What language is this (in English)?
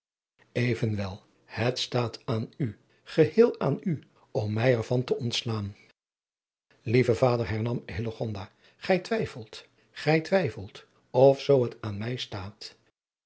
Dutch